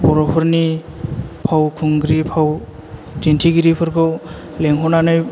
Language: Bodo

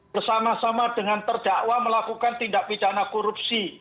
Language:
Indonesian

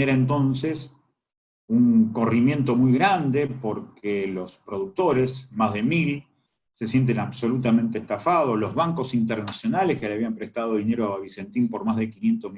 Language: Spanish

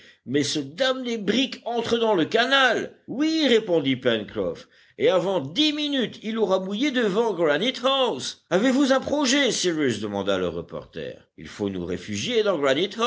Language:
French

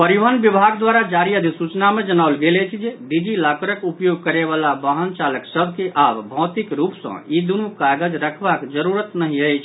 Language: Maithili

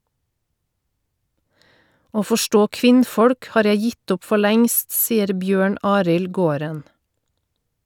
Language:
Norwegian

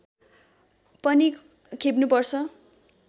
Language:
Nepali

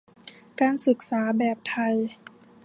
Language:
Thai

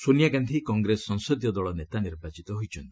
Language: Odia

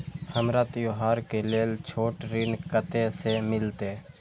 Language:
Maithili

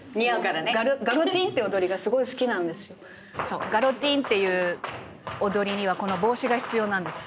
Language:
Japanese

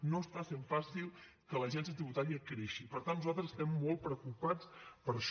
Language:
Catalan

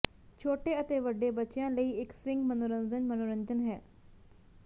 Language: Punjabi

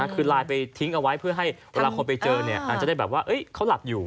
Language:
Thai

